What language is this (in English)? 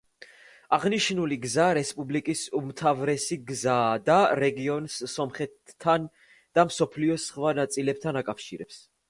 Georgian